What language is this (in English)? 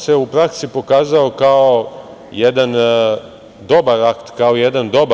Serbian